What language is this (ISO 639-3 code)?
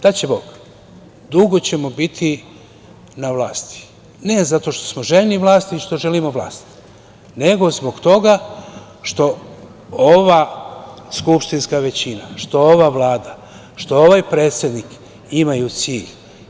srp